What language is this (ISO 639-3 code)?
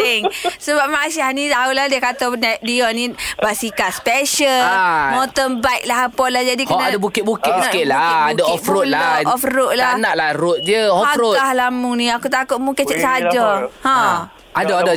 msa